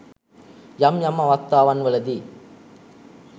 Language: Sinhala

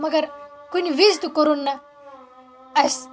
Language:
Kashmiri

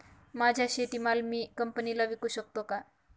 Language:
Marathi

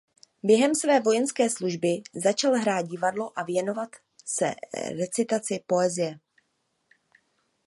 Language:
Czech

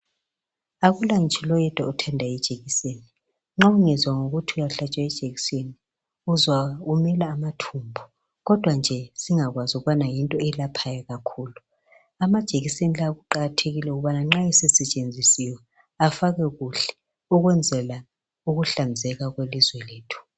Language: North Ndebele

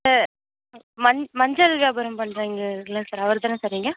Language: Tamil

